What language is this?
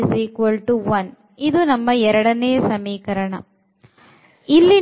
Kannada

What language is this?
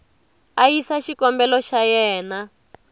Tsonga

